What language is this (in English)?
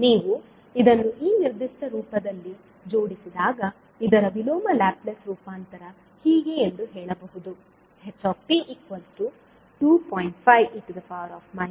Kannada